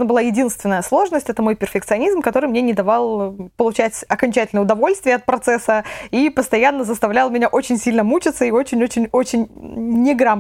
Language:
Russian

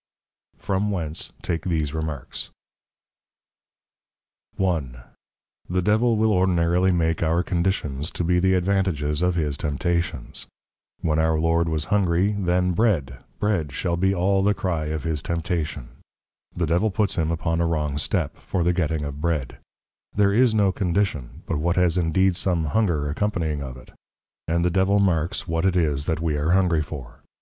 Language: English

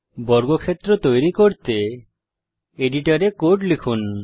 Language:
Bangla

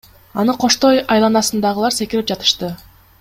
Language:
Kyrgyz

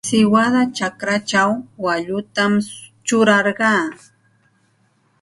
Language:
Santa Ana de Tusi Pasco Quechua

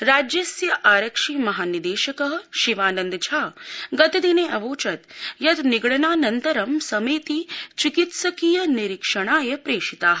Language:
Sanskrit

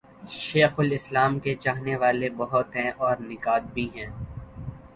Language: Urdu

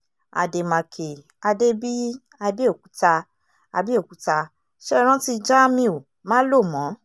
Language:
Yoruba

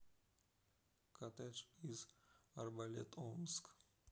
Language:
Russian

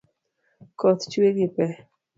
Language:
Luo (Kenya and Tanzania)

